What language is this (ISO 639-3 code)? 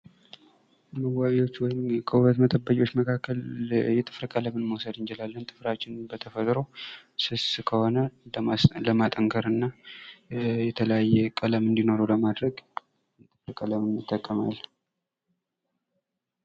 amh